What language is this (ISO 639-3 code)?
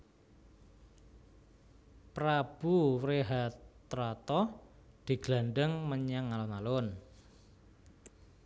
jav